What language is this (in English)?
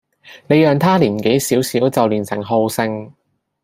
Cantonese